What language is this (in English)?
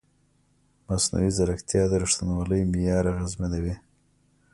Pashto